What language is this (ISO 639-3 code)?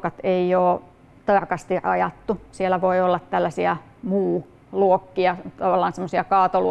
fin